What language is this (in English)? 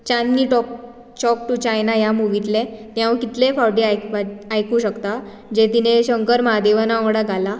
Konkani